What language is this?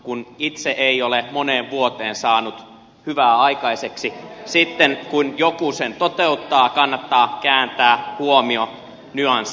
Finnish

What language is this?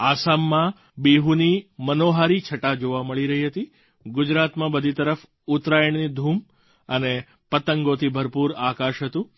Gujarati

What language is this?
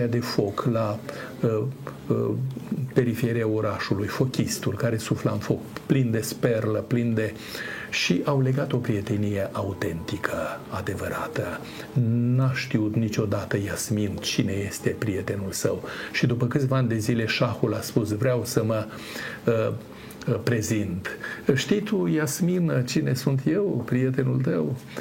Romanian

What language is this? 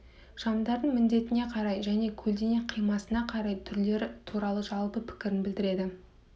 Kazakh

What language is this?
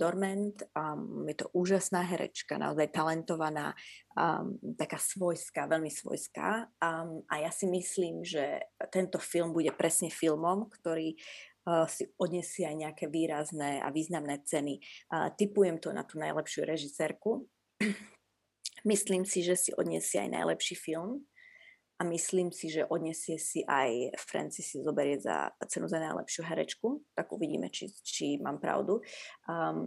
Slovak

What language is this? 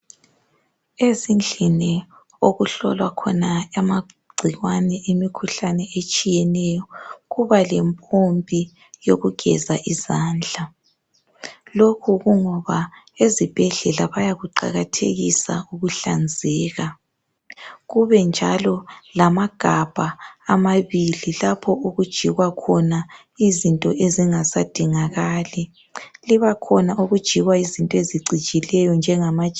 North Ndebele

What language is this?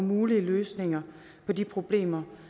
Danish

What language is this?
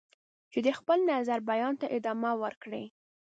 Pashto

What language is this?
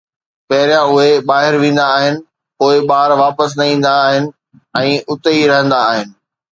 Sindhi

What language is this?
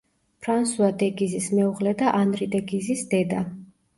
Georgian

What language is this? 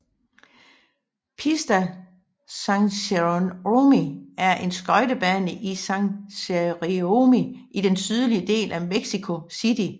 Danish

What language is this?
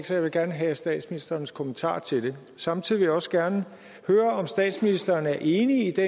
Danish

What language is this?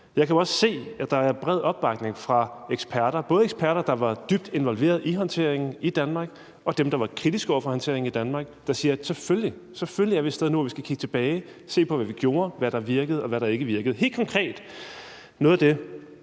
Danish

